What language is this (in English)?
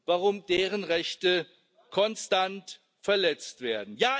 German